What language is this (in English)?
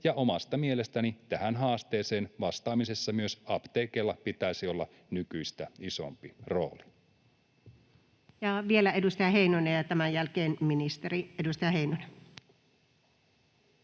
Finnish